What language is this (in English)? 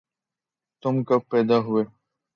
Urdu